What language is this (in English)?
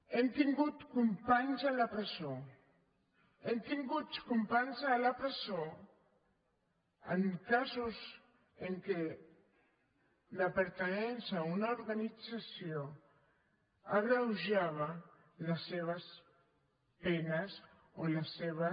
Catalan